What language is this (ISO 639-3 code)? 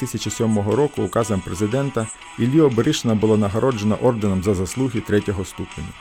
ukr